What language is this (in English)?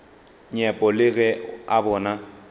Northern Sotho